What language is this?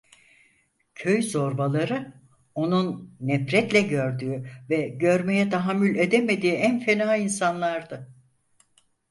Turkish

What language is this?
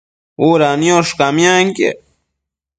Matsés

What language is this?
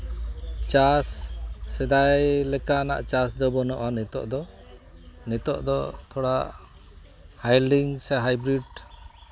Santali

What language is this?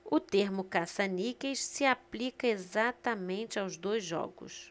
Portuguese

